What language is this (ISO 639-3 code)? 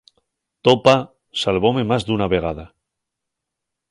ast